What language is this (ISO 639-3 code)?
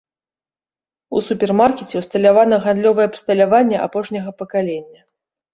bel